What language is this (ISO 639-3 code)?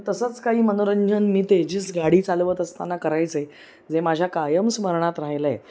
mar